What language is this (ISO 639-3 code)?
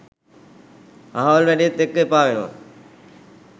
sin